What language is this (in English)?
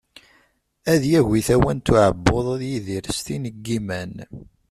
Kabyle